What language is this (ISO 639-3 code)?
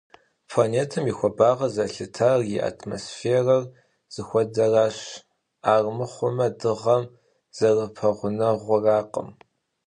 kbd